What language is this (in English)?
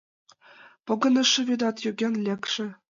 Mari